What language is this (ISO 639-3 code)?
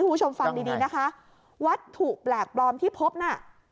tha